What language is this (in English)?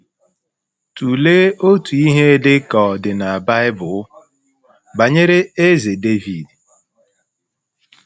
Igbo